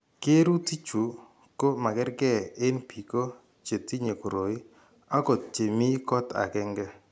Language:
Kalenjin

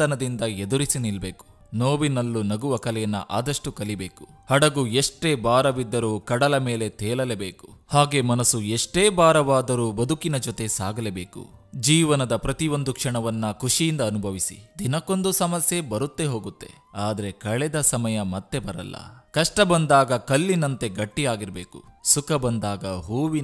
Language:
Hindi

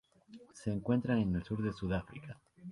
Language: Spanish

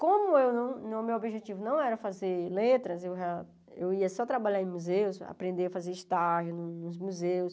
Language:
Portuguese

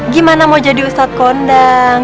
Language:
Indonesian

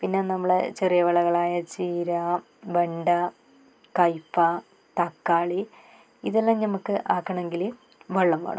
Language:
Malayalam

